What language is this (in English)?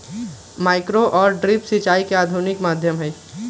Magahi